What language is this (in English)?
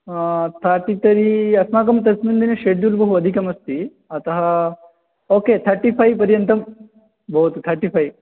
Sanskrit